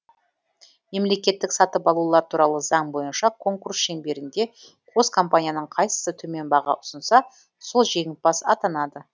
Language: Kazakh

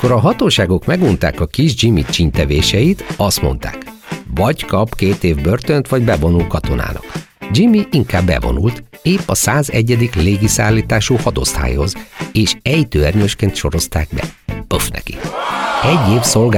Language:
Hungarian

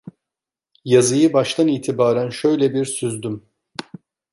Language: Turkish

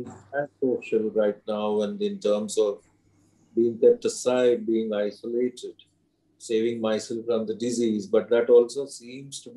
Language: English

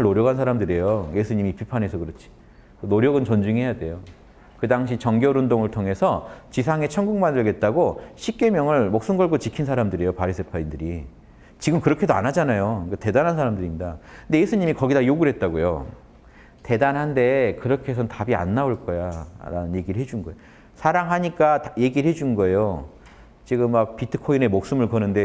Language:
Korean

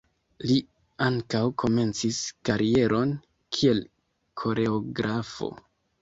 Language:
Esperanto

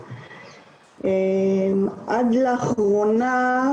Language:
Hebrew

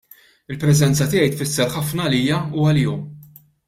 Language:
Maltese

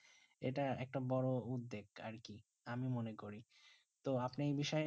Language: Bangla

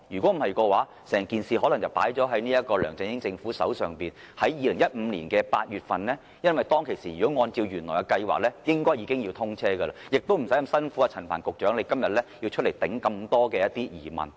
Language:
Cantonese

